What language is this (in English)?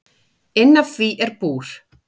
Icelandic